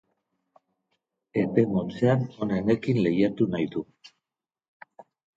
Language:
Basque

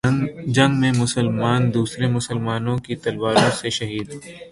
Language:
Urdu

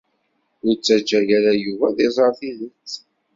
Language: Kabyle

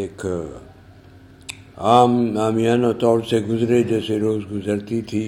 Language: Urdu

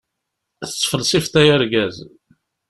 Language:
Kabyle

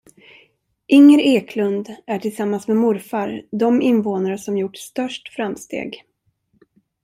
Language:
Swedish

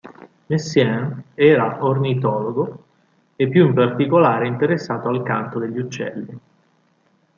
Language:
Italian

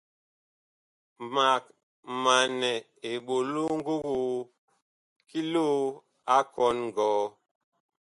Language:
Bakoko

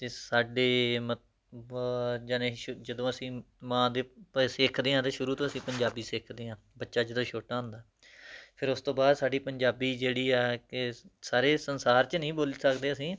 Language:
Punjabi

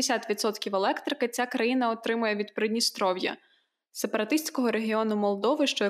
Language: Ukrainian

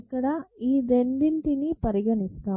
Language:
Telugu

